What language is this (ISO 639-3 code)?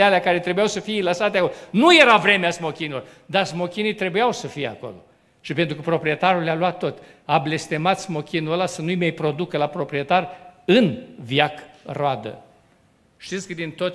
ron